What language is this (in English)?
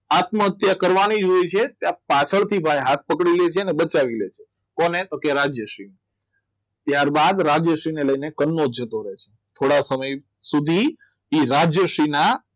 Gujarati